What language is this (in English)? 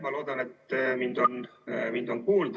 Estonian